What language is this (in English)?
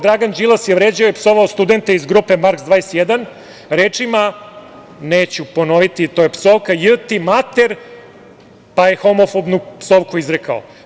Serbian